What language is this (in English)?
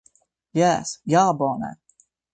Esperanto